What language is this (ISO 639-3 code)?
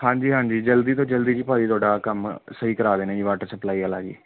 pan